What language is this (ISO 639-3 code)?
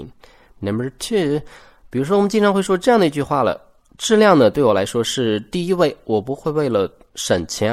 zho